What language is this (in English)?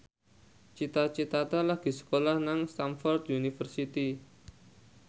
Javanese